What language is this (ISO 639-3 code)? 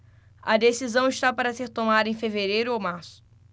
por